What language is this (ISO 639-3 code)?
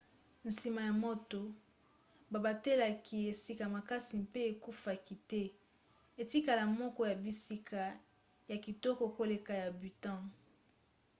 lin